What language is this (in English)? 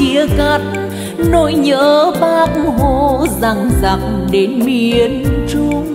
Vietnamese